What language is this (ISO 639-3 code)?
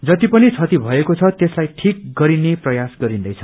nep